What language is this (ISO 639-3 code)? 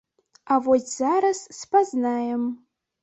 bel